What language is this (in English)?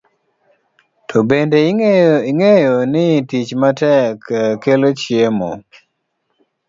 Luo (Kenya and Tanzania)